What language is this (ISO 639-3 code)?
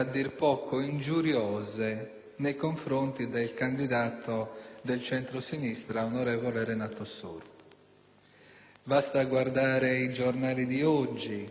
ita